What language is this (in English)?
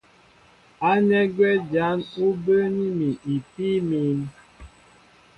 Mbo (Cameroon)